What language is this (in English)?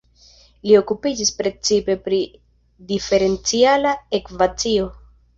Esperanto